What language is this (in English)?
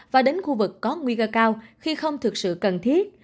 Vietnamese